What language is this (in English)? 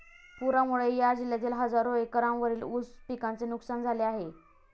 Marathi